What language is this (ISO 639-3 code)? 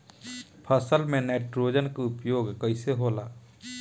bho